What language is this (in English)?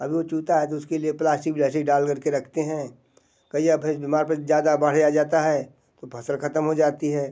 Hindi